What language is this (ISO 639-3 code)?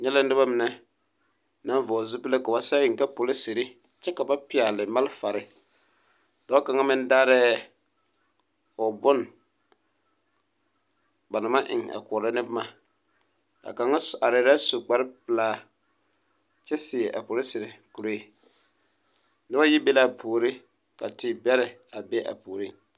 dga